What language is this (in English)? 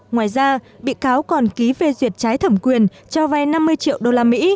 Vietnamese